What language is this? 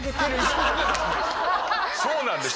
Japanese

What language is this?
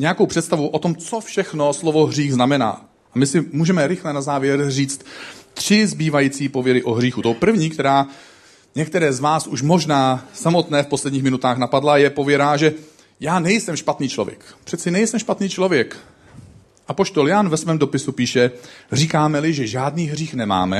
Czech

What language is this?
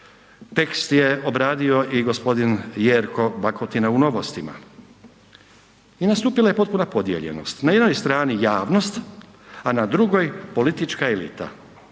Croatian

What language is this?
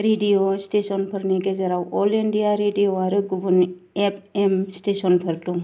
Bodo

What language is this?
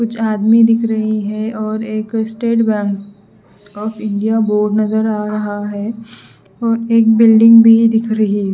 Hindi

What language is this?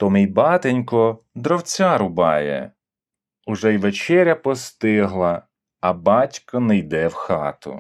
Ukrainian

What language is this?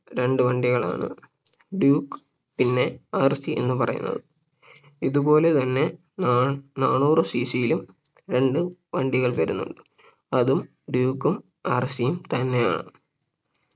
Malayalam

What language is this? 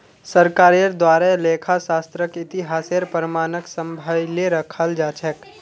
Magahi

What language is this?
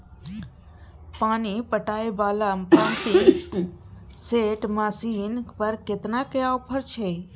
Maithili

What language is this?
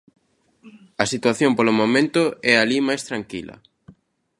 Galician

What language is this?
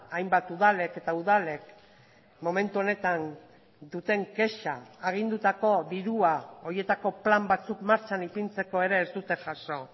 Basque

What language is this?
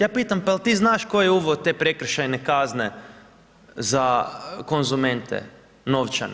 Croatian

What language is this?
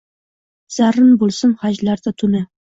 Uzbek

